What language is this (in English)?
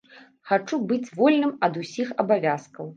Belarusian